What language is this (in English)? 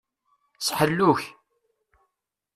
Kabyle